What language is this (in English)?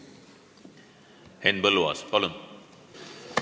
Estonian